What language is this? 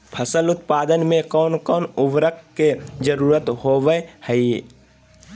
Magahi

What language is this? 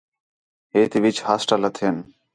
Khetrani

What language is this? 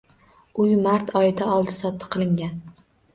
Uzbek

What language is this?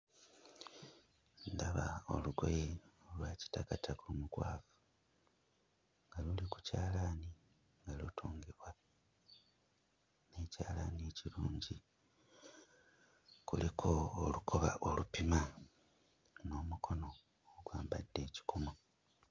Ganda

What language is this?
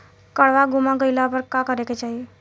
Bhojpuri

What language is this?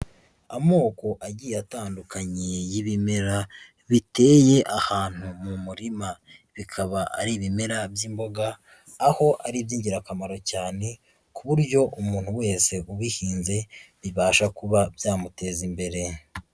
Kinyarwanda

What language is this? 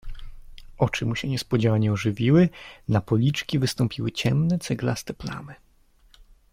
Polish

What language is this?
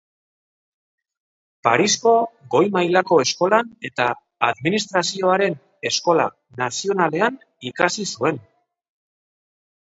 Basque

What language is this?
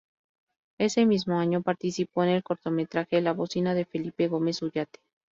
Spanish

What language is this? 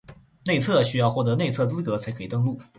Chinese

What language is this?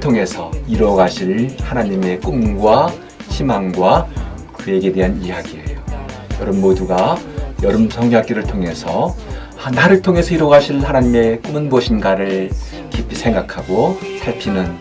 Korean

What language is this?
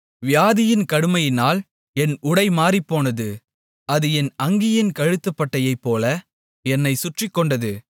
Tamil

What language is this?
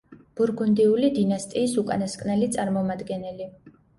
Georgian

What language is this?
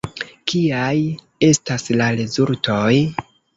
Esperanto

